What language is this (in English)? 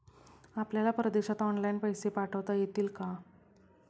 Marathi